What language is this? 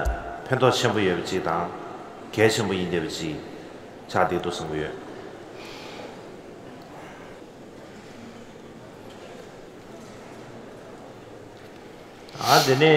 Korean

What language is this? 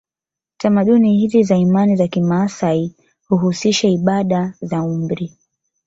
Swahili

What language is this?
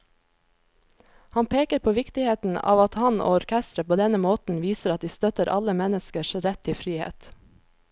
Norwegian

